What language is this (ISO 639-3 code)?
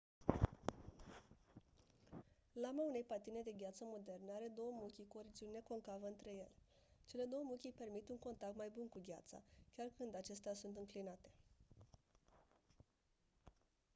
ron